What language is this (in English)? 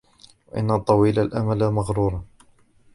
Arabic